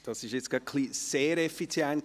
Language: Swiss German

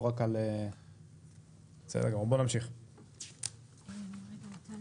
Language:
Hebrew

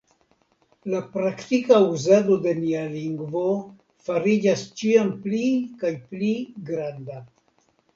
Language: Esperanto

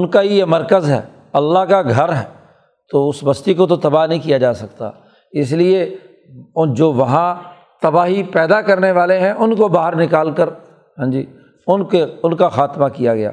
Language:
Urdu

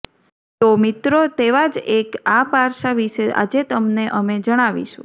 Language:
Gujarati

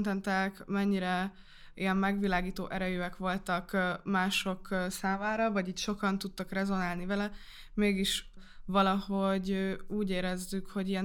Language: Hungarian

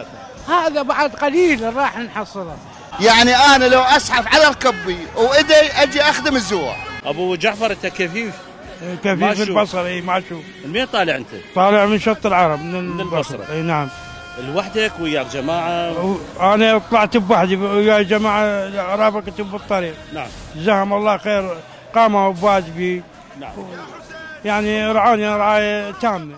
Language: Arabic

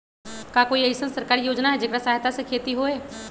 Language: Magahi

